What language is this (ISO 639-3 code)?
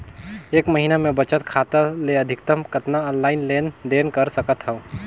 hne